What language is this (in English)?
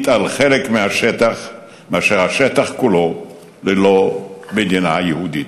Hebrew